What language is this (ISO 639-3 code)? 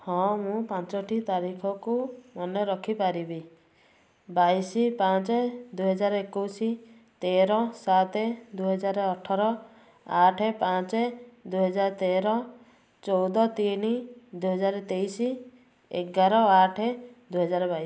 ori